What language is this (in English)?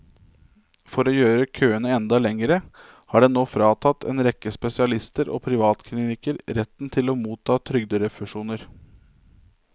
Norwegian